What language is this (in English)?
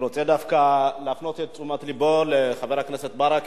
Hebrew